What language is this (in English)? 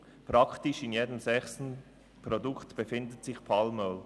Swiss German